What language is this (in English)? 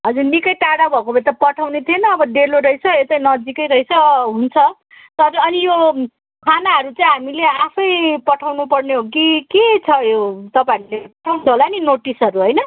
Nepali